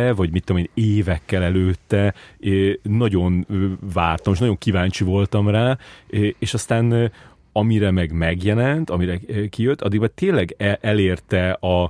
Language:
Hungarian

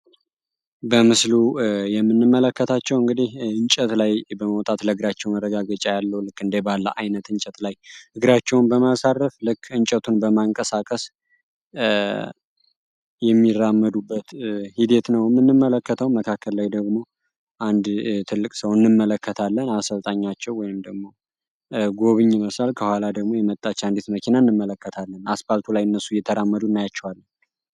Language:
Amharic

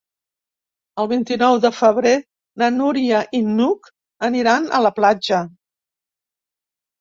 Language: Catalan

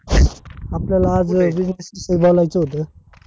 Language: Marathi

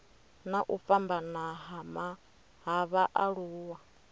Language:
Venda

